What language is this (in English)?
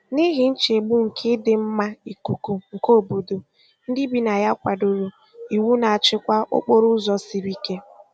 Igbo